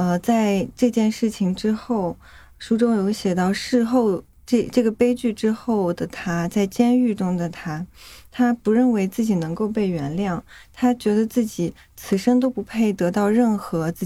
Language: Chinese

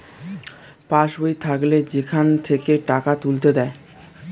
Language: Bangla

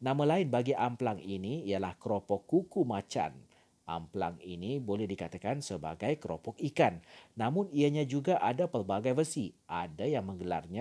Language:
Malay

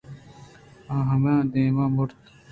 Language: Eastern Balochi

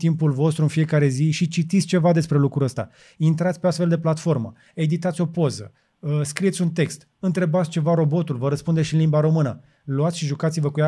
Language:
Romanian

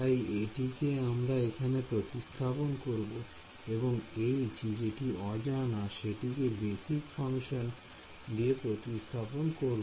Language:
Bangla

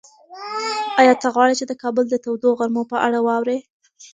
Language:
Pashto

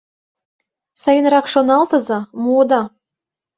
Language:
Mari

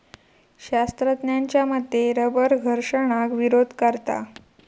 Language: Marathi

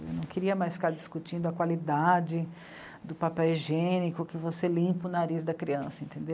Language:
Portuguese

